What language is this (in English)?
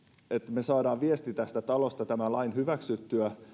Finnish